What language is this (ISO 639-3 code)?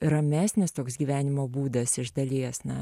lit